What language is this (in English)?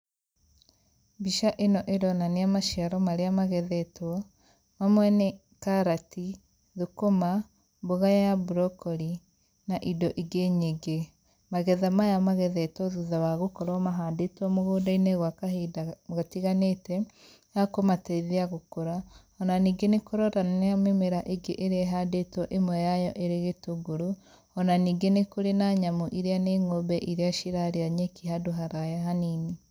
Kikuyu